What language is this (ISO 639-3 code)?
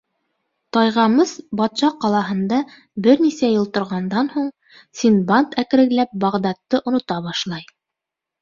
bak